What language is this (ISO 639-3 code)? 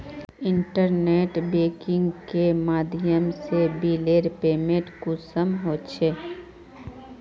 mag